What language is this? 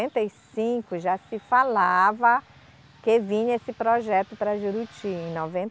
Portuguese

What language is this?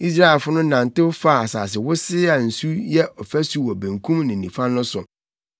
Akan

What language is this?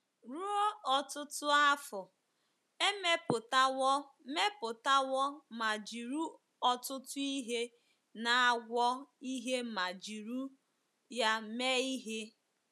Igbo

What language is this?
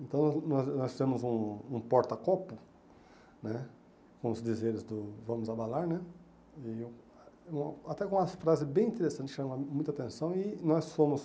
Portuguese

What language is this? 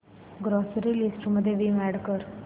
Marathi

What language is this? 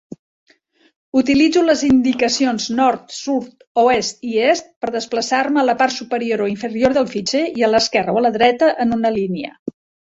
Catalan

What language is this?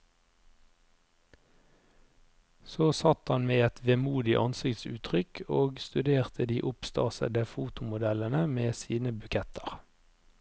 Norwegian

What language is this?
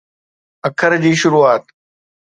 Sindhi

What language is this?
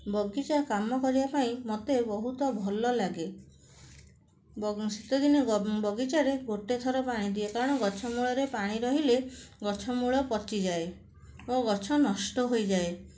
Odia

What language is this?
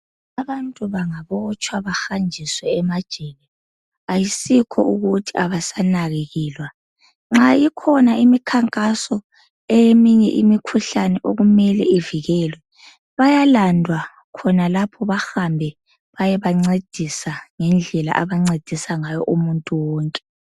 North Ndebele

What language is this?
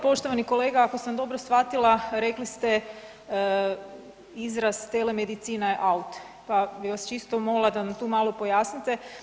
Croatian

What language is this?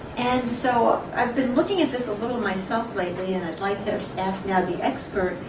English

